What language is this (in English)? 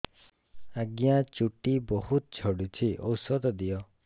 Odia